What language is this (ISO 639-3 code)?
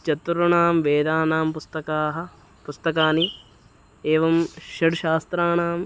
san